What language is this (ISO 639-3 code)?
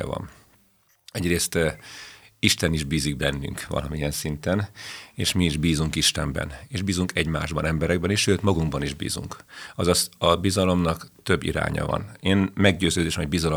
hun